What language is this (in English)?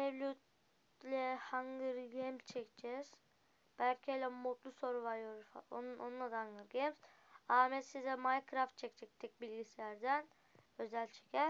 Turkish